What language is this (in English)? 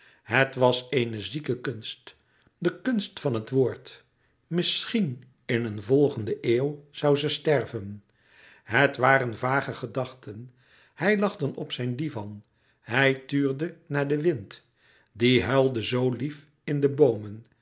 Dutch